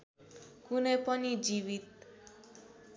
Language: Nepali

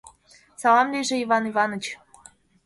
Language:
Mari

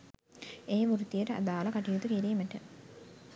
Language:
Sinhala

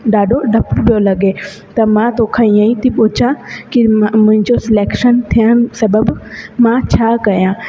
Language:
Sindhi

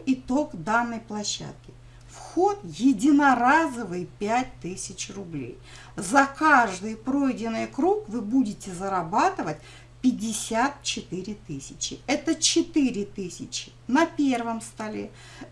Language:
Russian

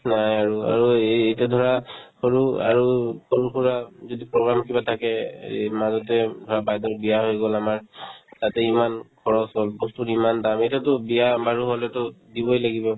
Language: Assamese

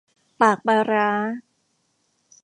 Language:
Thai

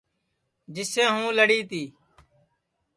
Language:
Sansi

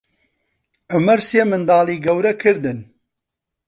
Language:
Central Kurdish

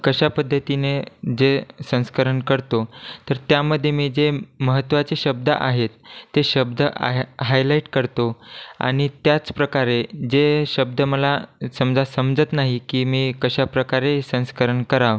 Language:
Marathi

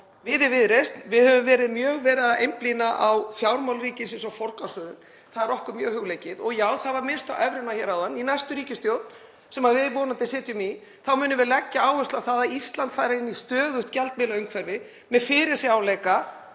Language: Icelandic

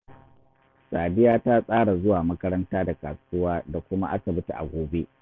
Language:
Hausa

